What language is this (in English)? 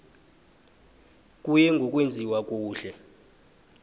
South Ndebele